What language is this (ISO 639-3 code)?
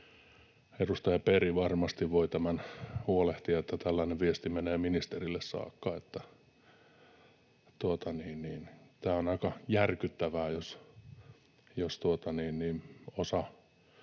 fin